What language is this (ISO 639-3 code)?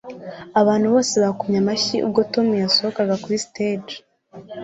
kin